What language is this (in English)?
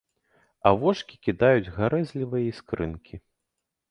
Belarusian